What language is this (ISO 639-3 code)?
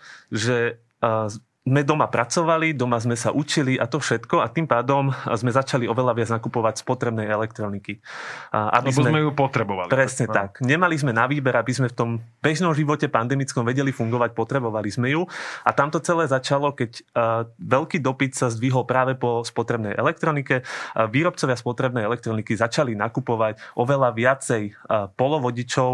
slk